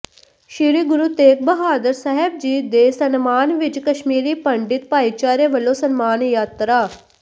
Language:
Punjabi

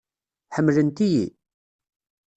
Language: Kabyle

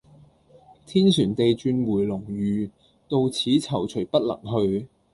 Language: Cantonese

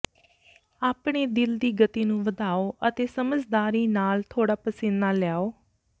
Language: Punjabi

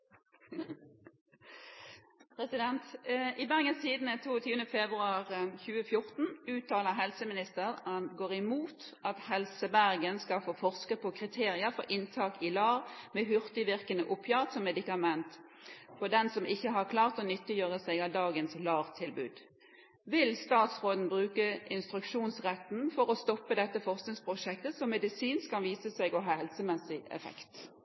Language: Norwegian Bokmål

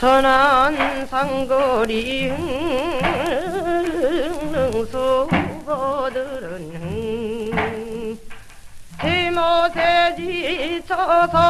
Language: Korean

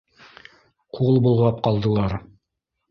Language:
Bashkir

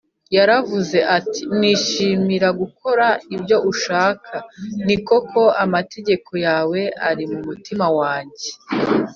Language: Kinyarwanda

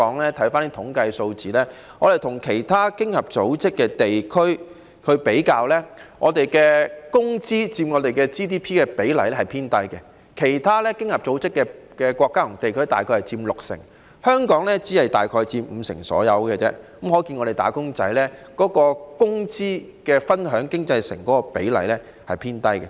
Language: Cantonese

